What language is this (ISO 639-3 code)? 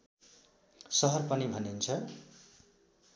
nep